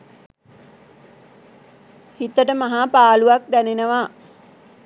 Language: Sinhala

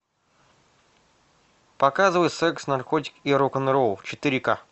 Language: Russian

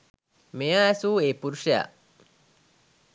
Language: Sinhala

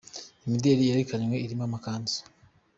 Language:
Kinyarwanda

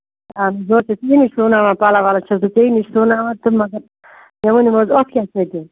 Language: Kashmiri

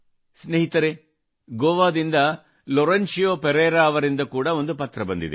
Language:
Kannada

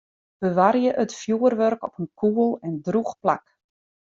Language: Western Frisian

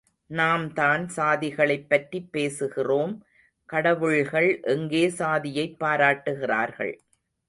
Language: Tamil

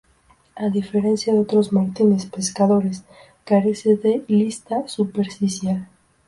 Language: Spanish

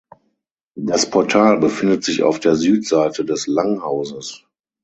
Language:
German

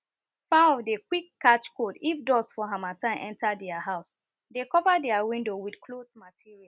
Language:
Nigerian Pidgin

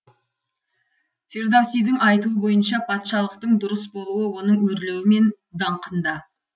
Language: Kazakh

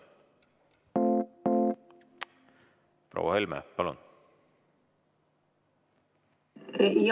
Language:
Estonian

